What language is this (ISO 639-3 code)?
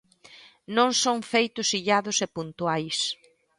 glg